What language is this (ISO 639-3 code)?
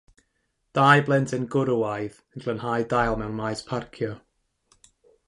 cym